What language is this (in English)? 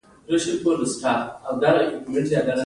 Pashto